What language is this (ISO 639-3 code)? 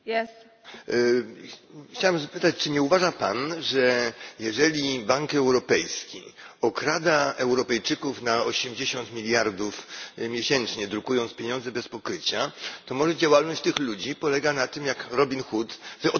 pol